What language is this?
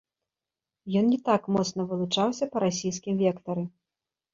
Belarusian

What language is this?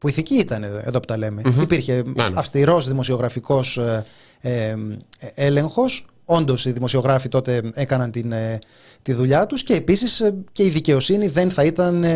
Greek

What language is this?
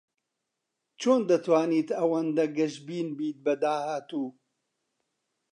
Central Kurdish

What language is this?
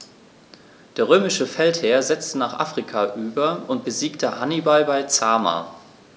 German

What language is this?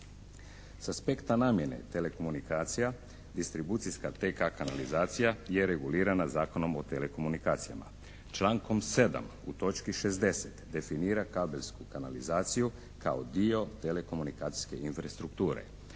Croatian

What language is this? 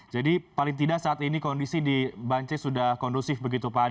Indonesian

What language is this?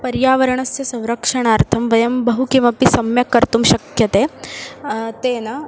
Sanskrit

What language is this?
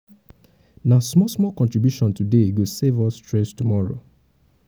Nigerian Pidgin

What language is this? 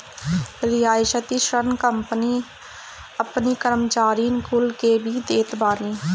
Bhojpuri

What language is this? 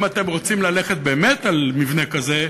Hebrew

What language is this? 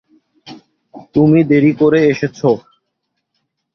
Bangla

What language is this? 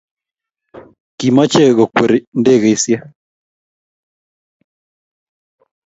Kalenjin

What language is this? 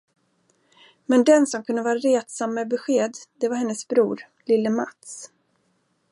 Swedish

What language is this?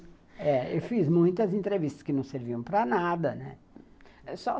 Portuguese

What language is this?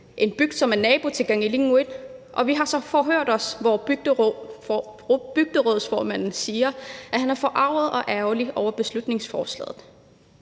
Danish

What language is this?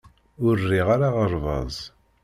Kabyle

